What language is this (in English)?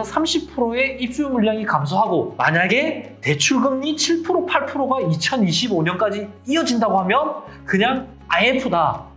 Korean